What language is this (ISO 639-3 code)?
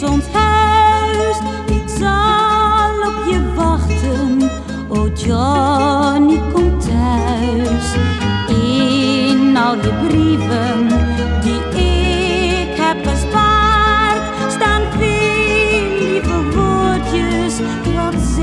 ron